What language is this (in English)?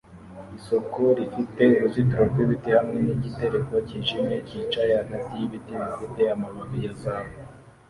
Kinyarwanda